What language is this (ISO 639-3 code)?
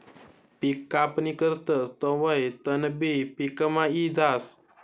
mar